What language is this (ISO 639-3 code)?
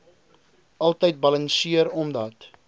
afr